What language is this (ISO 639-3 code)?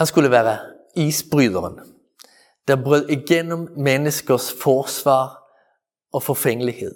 dan